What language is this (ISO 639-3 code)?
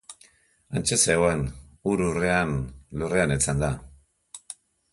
eus